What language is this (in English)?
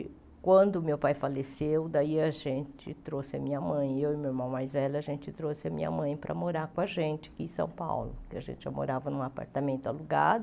Portuguese